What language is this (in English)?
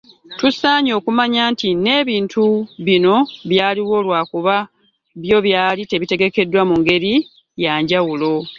Ganda